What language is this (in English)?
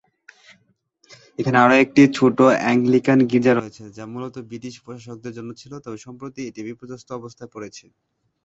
Bangla